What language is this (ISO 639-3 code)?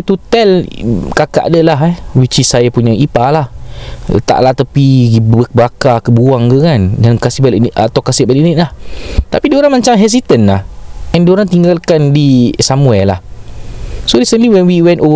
msa